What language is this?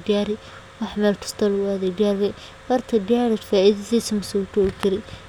Somali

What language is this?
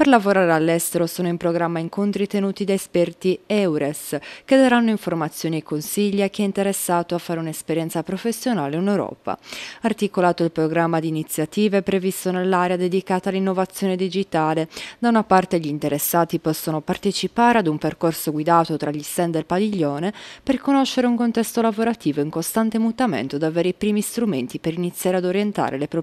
Italian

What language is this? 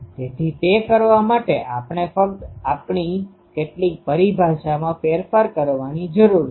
Gujarati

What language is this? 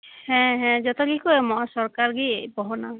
Santali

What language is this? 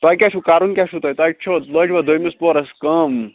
Kashmiri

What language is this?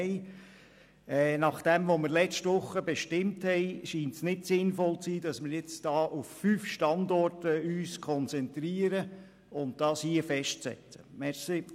Swiss German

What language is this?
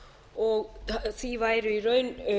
Icelandic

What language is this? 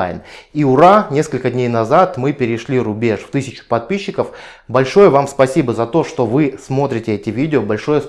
Russian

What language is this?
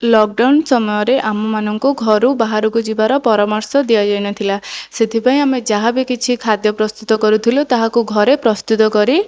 Odia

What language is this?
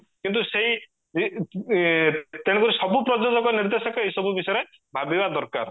Odia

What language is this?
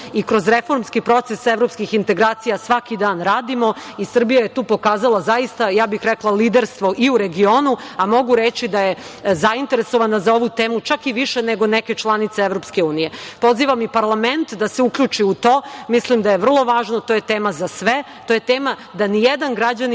Serbian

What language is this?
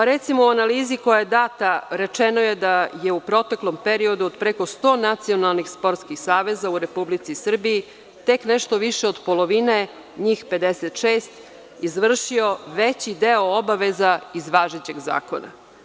Serbian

